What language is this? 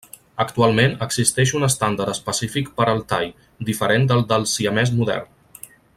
Catalan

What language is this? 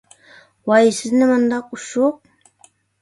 Uyghur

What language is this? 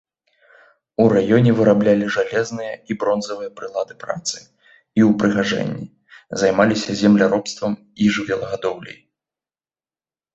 Belarusian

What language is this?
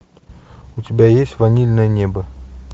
Russian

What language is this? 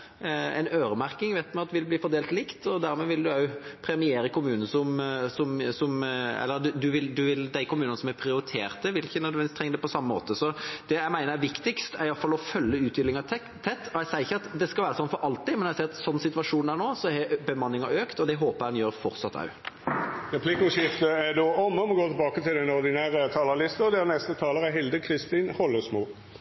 Norwegian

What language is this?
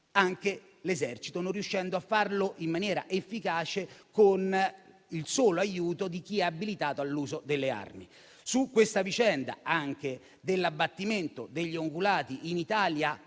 Italian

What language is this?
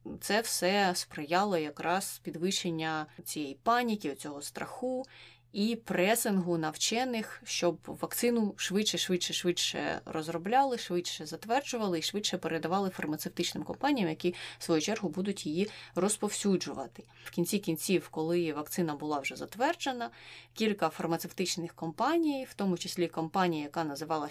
Ukrainian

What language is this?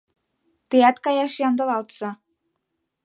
Mari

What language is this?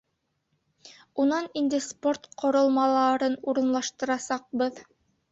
Bashkir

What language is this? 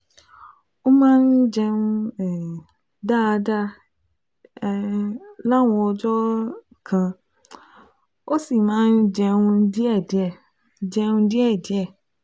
Yoruba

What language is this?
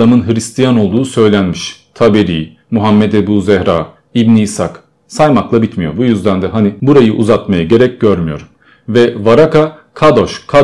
Turkish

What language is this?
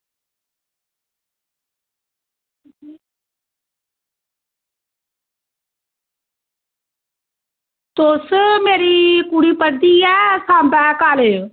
Dogri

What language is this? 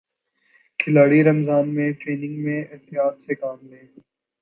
Urdu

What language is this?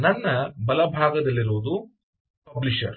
Kannada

